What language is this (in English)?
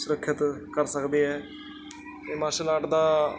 Punjabi